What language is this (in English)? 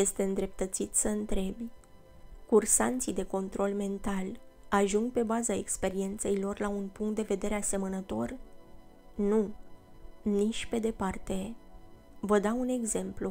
Romanian